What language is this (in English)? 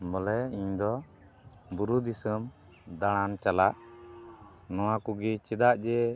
Santali